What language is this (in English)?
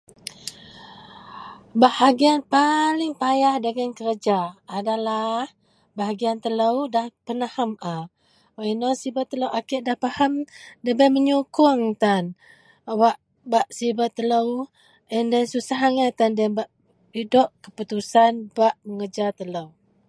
Central Melanau